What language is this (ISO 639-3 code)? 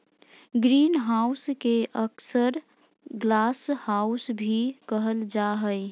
mag